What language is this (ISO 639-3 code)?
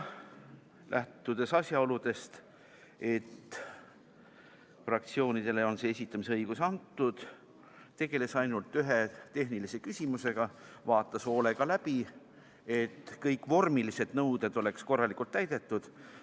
est